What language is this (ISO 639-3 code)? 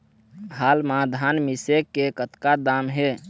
hne